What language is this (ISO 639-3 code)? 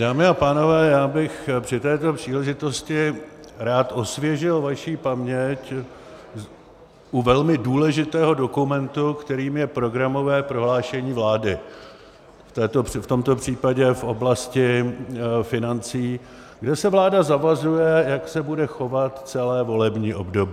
ces